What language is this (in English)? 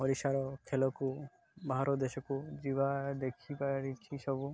Odia